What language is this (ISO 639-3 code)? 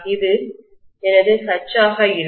tam